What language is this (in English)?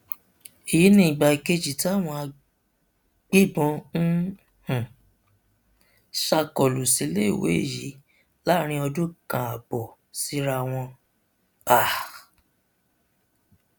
Yoruba